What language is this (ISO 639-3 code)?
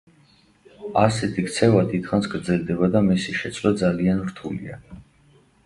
kat